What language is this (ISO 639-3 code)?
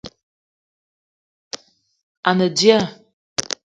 eto